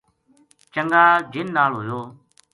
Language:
Gujari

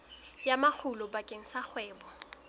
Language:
Southern Sotho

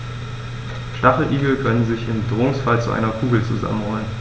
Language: German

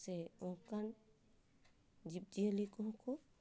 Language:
Santali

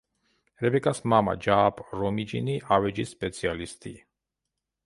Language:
Georgian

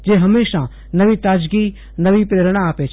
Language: Gujarati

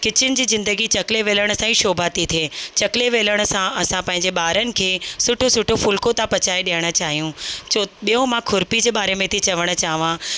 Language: Sindhi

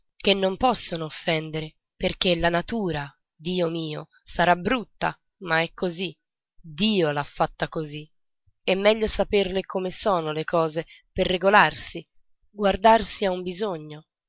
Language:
Italian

